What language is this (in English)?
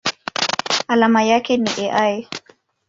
Swahili